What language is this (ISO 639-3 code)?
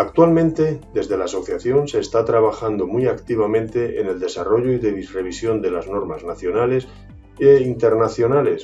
spa